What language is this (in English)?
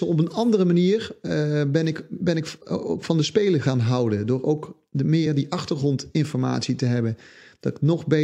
Dutch